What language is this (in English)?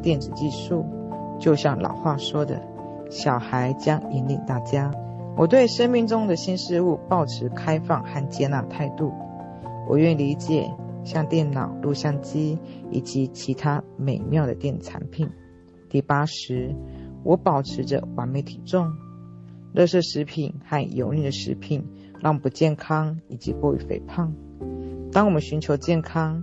Chinese